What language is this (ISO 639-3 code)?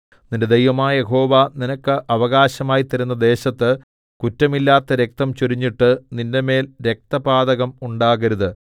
mal